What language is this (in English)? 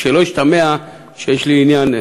Hebrew